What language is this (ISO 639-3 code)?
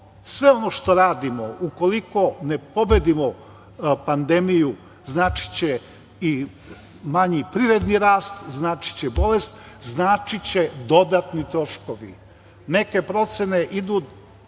srp